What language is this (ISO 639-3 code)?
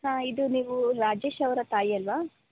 kan